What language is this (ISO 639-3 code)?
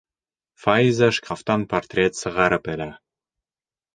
bak